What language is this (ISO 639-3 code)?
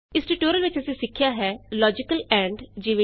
pan